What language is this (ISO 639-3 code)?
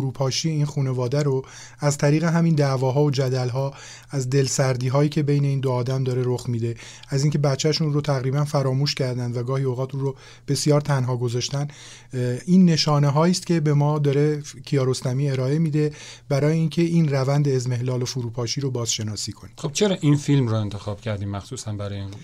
fas